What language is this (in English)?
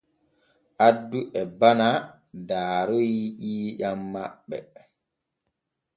Borgu Fulfulde